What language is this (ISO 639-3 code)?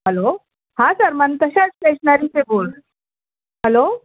urd